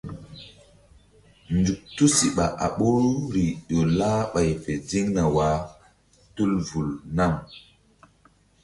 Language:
Mbum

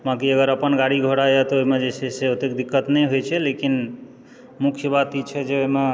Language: Maithili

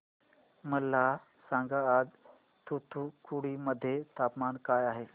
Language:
Marathi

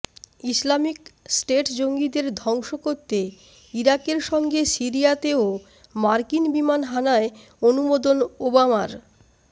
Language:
Bangla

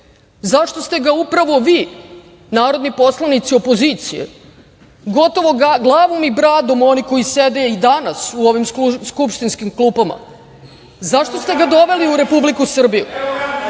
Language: Serbian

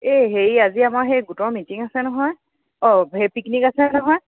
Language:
Assamese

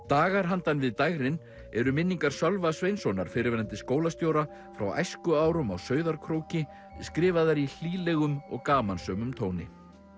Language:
Icelandic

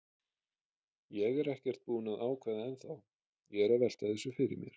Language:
Icelandic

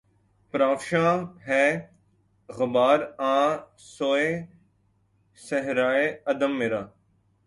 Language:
Urdu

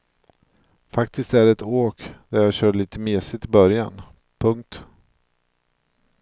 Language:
Swedish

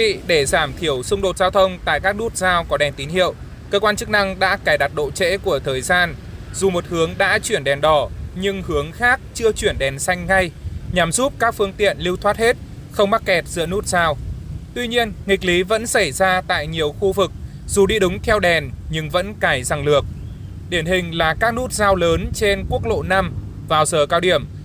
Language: Vietnamese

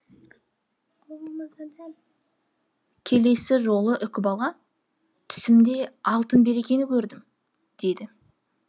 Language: Kazakh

